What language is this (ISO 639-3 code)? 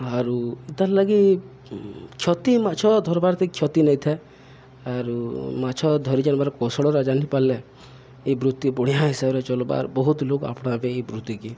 ori